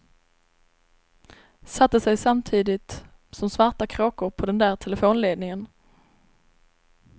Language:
Swedish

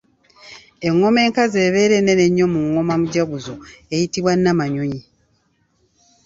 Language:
Ganda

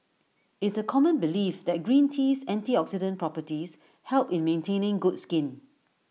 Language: English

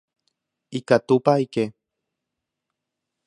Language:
Guarani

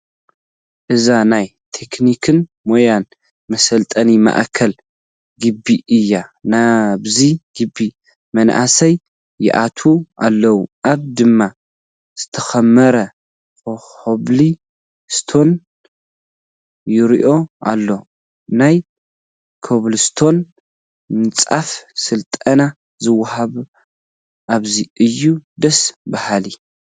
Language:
Tigrinya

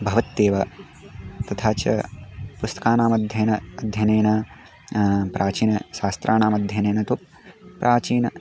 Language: Sanskrit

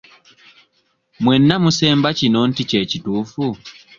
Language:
Ganda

